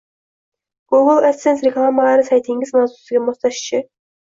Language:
Uzbek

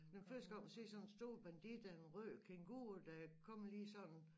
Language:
Danish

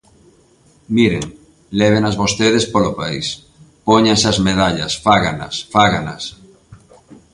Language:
Galician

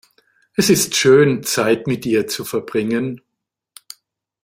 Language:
German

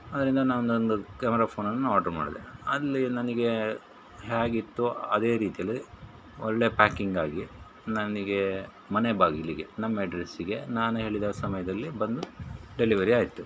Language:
Kannada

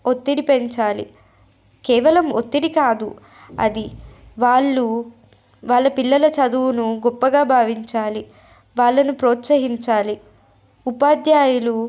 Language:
Telugu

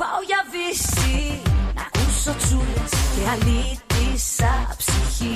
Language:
Greek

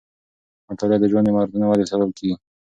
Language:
Pashto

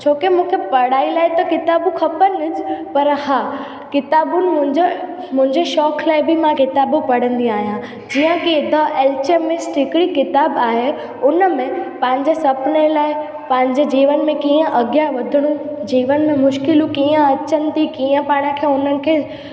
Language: Sindhi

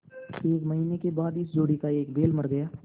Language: Hindi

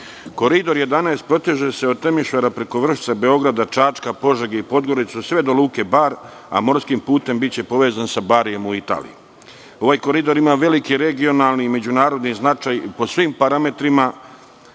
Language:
Serbian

